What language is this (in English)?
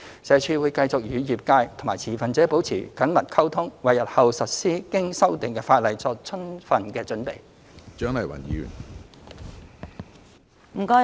Cantonese